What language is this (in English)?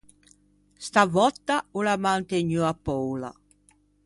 Ligurian